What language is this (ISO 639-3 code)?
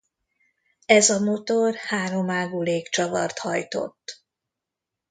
hun